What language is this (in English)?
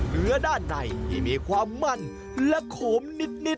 Thai